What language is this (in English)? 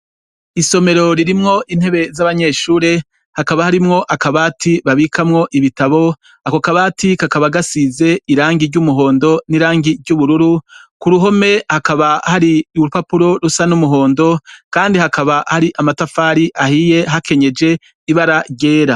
Rundi